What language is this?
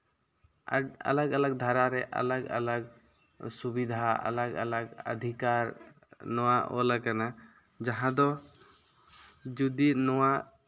Santali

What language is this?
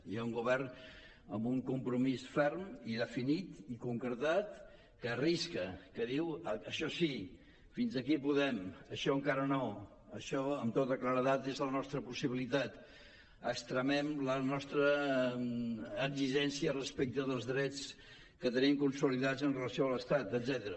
Catalan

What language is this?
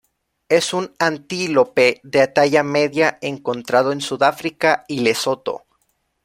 Spanish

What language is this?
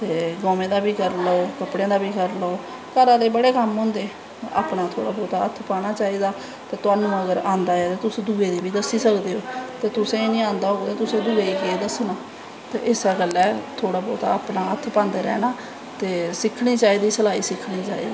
Dogri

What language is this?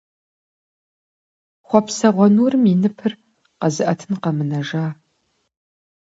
Kabardian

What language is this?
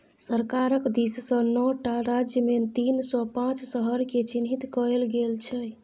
Maithili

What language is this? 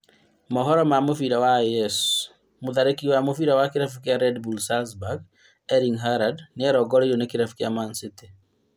Kikuyu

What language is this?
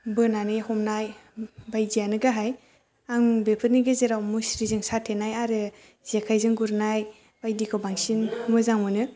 Bodo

